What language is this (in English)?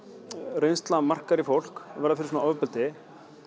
Icelandic